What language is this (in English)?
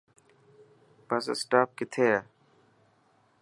Dhatki